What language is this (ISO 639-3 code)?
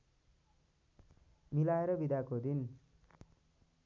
nep